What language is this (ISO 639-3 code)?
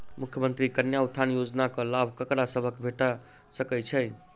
mai